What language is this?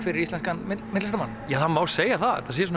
Icelandic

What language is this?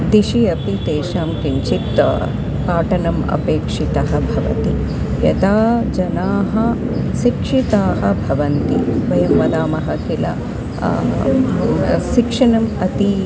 Sanskrit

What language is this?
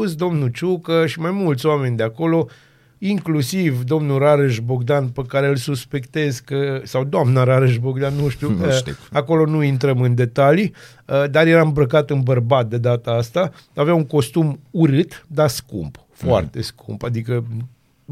Romanian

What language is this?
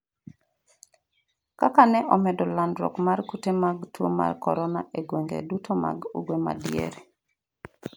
Luo (Kenya and Tanzania)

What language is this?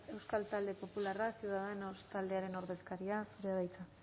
Basque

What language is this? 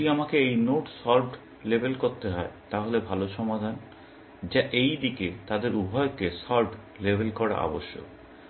Bangla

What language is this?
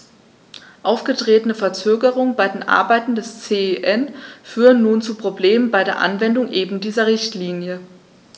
German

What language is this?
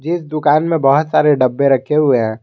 Hindi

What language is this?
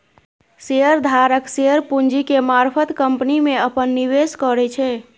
Maithili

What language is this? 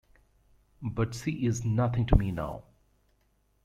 English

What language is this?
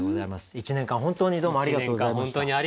Japanese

